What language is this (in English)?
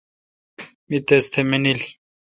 Kalkoti